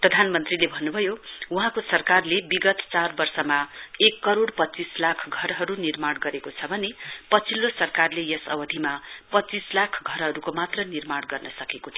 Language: Nepali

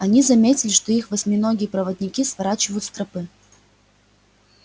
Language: Russian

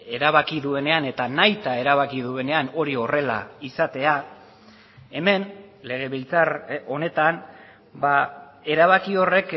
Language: Basque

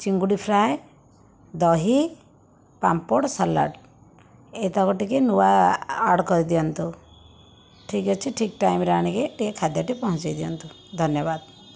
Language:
Odia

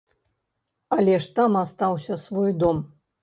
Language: Belarusian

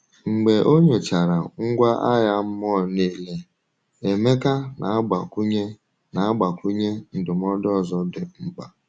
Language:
Igbo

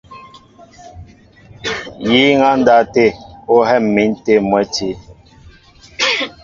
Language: Mbo (Cameroon)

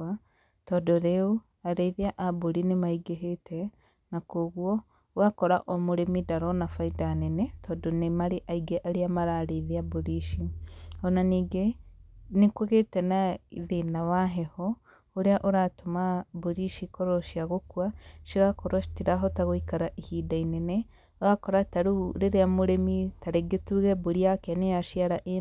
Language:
Kikuyu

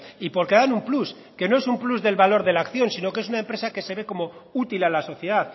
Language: Spanish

